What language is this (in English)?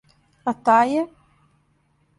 Serbian